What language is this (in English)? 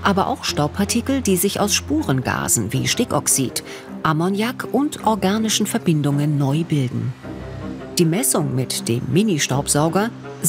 German